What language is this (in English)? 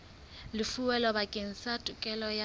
Southern Sotho